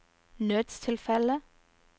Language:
Norwegian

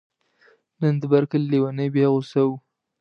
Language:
Pashto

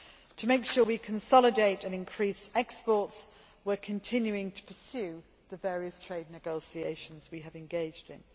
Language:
English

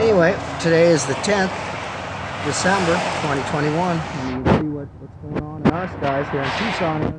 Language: English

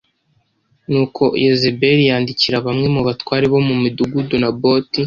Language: Kinyarwanda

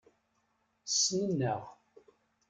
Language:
Kabyle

